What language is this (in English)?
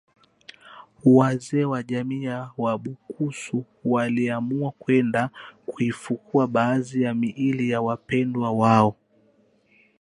Swahili